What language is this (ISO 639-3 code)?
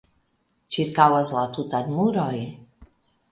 epo